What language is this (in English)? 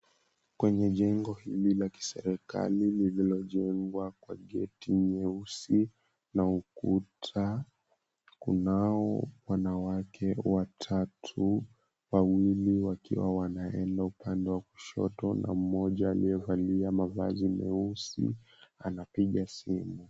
Swahili